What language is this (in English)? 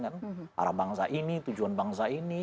Indonesian